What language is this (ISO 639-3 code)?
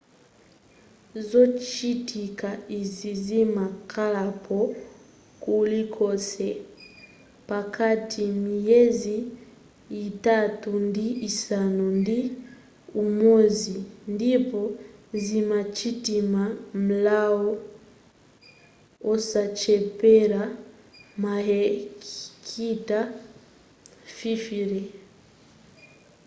nya